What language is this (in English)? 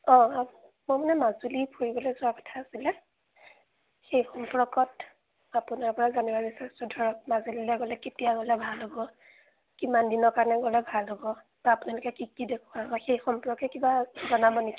Assamese